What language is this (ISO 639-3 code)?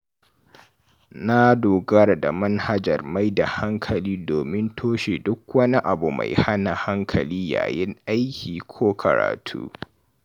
hau